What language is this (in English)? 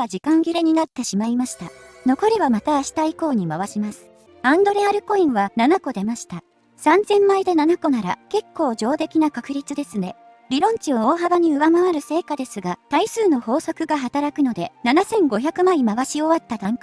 Japanese